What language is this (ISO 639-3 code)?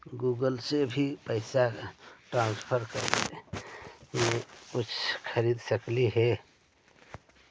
mag